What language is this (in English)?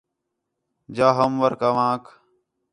Khetrani